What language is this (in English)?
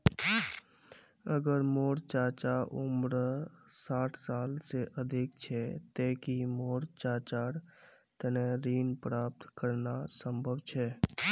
Magahi